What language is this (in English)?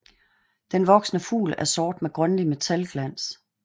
Danish